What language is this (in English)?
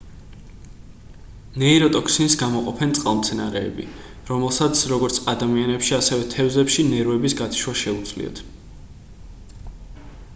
Georgian